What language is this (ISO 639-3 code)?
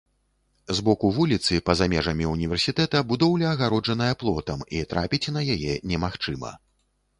bel